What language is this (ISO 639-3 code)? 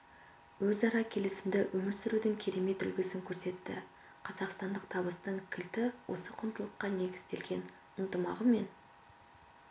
kaz